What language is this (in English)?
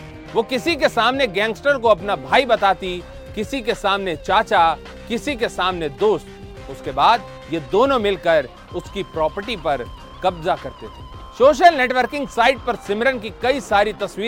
Hindi